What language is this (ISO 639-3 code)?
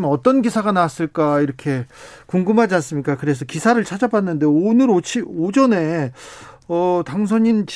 kor